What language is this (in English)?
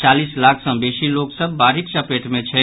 Maithili